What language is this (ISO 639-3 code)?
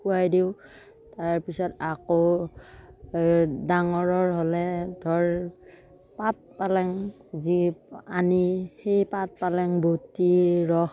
asm